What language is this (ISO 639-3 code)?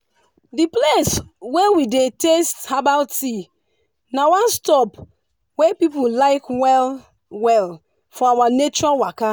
pcm